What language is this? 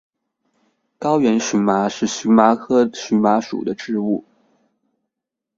Chinese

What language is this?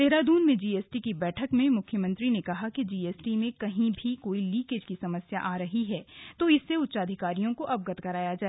Hindi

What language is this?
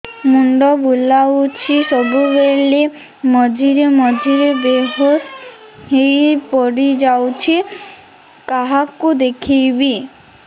Odia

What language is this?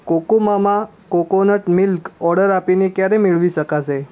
Gujarati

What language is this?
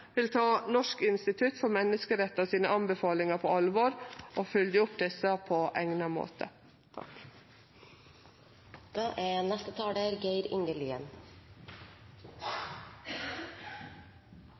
Norwegian Nynorsk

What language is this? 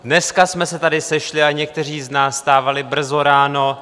Czech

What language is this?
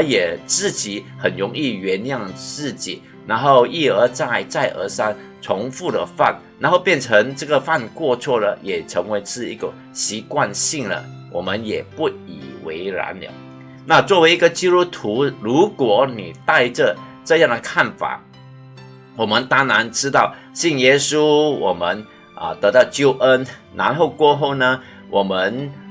Chinese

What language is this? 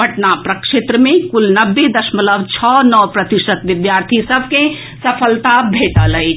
Maithili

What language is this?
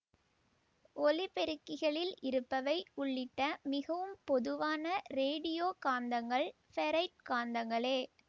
Tamil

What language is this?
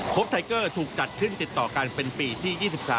Thai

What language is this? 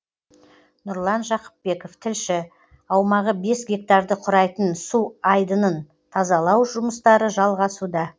Kazakh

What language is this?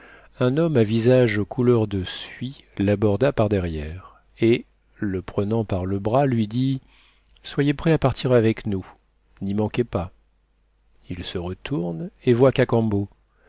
French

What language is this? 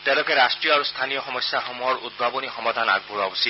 Assamese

